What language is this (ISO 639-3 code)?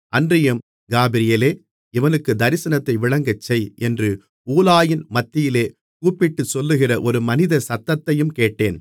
tam